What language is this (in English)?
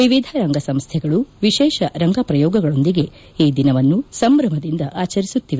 Kannada